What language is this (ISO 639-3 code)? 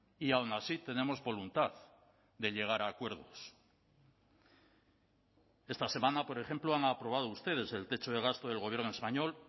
spa